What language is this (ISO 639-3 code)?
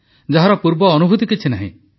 ori